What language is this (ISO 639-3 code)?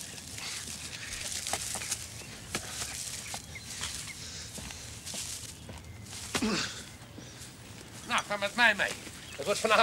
nld